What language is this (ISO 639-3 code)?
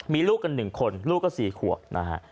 tha